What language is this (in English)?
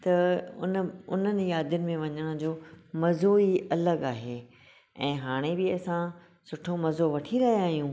Sindhi